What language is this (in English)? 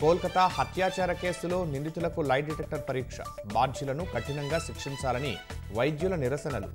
Telugu